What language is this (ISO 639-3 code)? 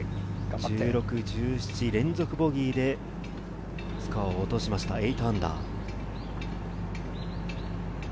jpn